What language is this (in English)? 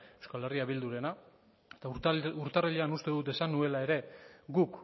Basque